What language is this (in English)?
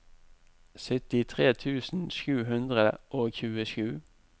Norwegian